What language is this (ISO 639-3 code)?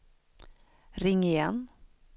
swe